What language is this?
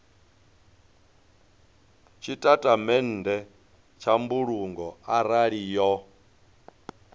Venda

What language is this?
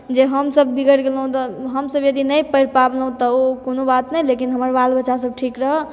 Maithili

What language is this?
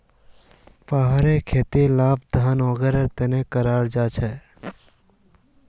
Magahi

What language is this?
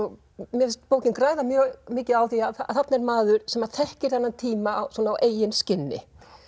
Icelandic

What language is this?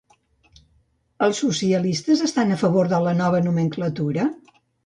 Catalan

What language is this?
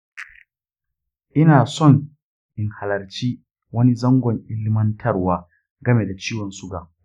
Hausa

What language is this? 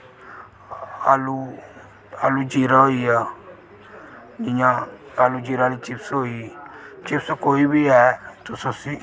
Dogri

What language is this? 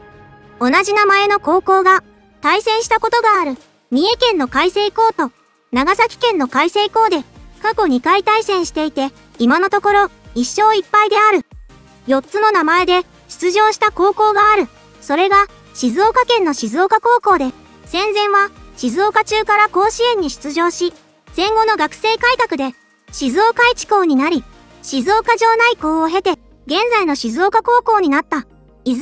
Japanese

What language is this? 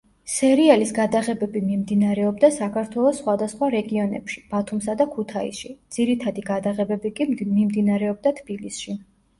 Georgian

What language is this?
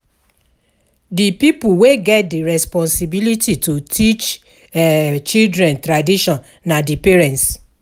Nigerian Pidgin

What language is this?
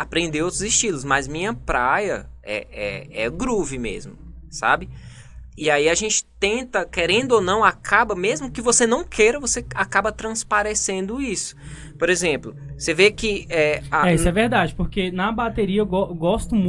Portuguese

